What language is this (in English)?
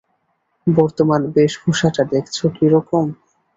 Bangla